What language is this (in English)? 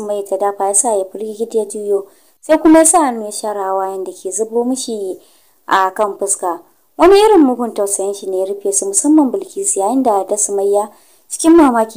Romanian